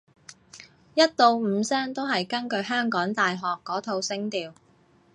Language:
Cantonese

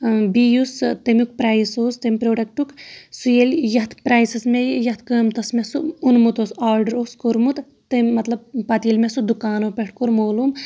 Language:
Kashmiri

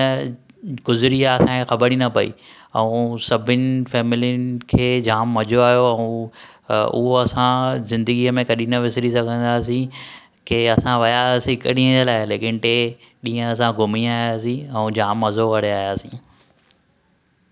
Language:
Sindhi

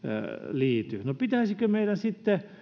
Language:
Finnish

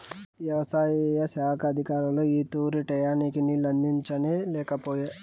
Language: Telugu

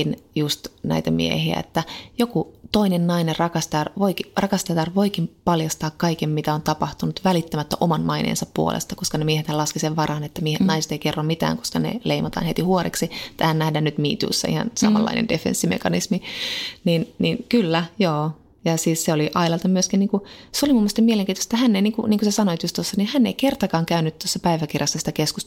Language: Finnish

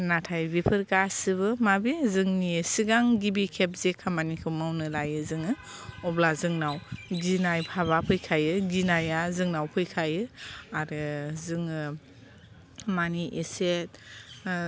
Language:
Bodo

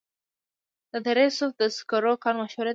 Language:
Pashto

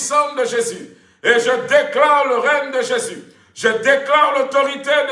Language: French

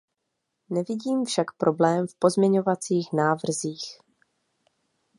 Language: Czech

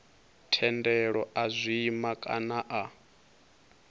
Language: Venda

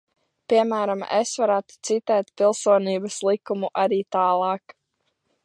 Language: Latvian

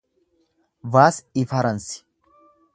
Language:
Oromo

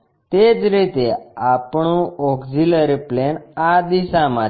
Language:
Gujarati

